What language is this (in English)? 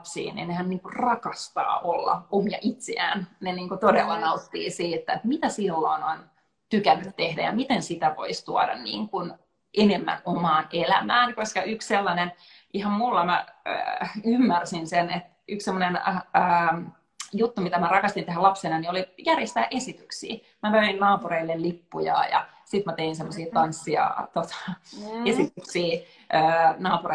Finnish